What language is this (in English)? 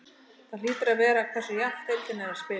Icelandic